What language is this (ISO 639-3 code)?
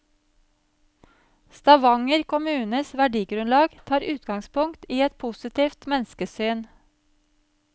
nor